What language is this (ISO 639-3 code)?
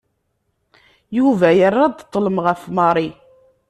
kab